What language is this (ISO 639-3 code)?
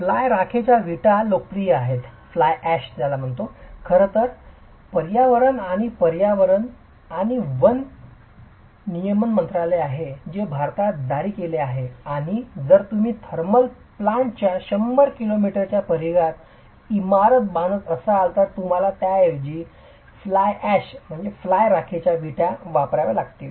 mar